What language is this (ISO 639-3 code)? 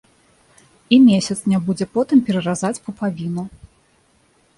bel